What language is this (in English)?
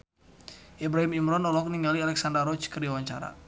Sundanese